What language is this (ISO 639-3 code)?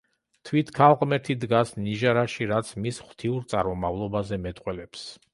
kat